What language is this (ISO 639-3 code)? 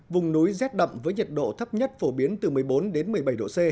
vie